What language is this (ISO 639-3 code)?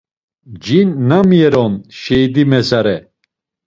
lzz